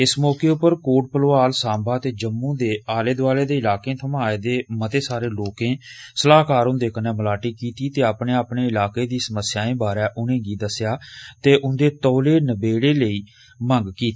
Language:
Dogri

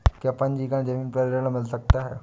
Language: Hindi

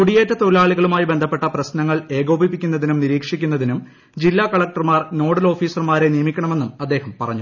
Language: Malayalam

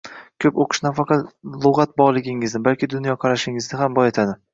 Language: Uzbek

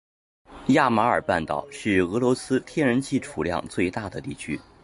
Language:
Chinese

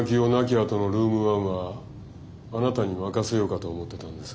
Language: Japanese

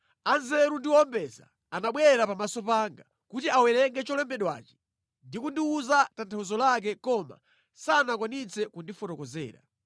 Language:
Nyanja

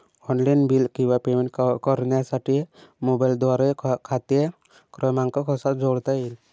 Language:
Marathi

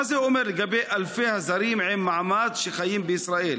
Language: Hebrew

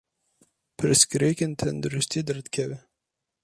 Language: Kurdish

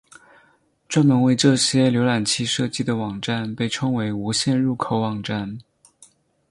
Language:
Chinese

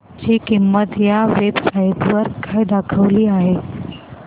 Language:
Marathi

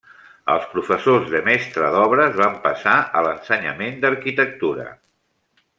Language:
Catalan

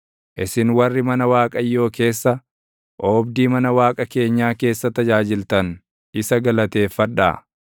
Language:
Oromo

